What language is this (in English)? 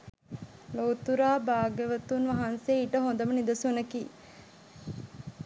Sinhala